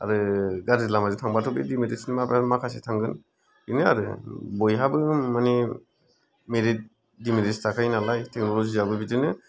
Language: Bodo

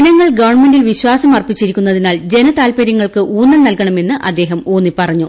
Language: Malayalam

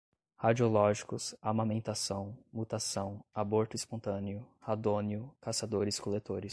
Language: Portuguese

